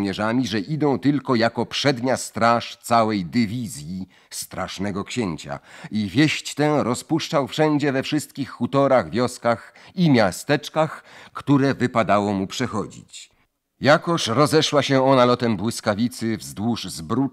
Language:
Polish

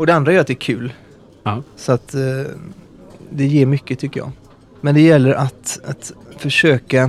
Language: Swedish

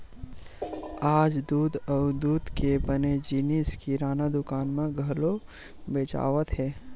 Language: Chhattisgarhi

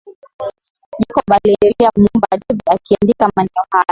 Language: Swahili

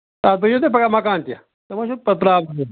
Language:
Kashmiri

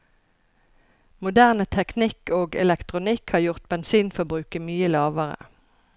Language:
Norwegian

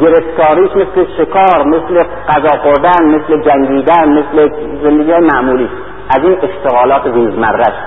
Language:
Persian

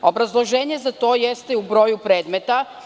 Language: Serbian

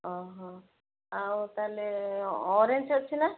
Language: Odia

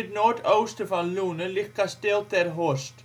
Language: Dutch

